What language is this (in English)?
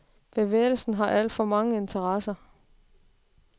Danish